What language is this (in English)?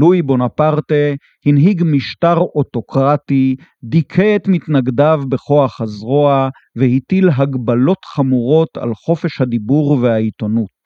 Hebrew